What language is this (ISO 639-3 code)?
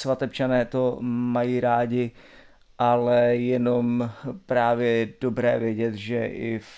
ces